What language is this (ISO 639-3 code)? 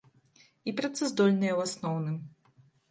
bel